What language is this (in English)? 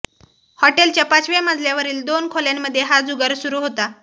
Marathi